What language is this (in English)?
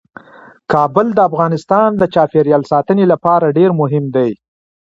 Pashto